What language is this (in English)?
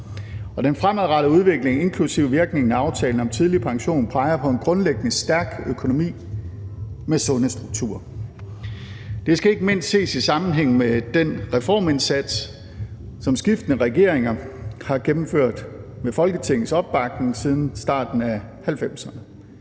Danish